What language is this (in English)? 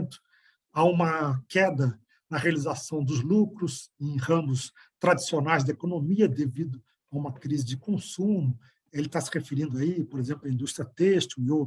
Portuguese